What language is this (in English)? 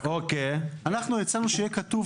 Hebrew